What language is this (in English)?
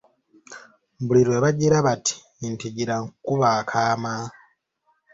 Ganda